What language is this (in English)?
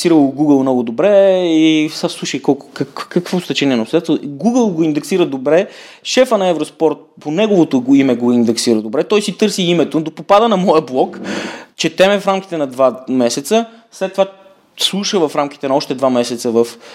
Bulgarian